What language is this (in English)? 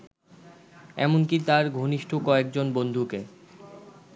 Bangla